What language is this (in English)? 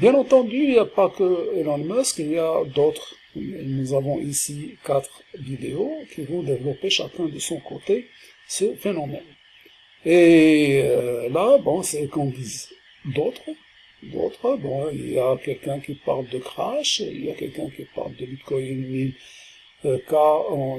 French